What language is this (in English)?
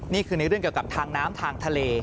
Thai